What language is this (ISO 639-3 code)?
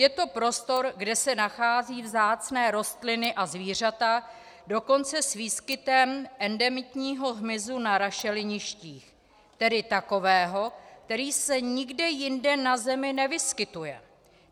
ces